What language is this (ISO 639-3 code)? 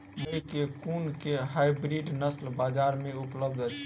mai